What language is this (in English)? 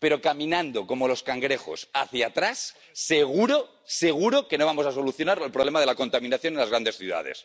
Spanish